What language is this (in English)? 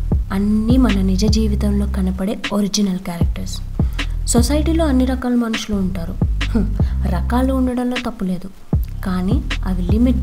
Telugu